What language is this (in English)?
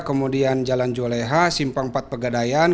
Indonesian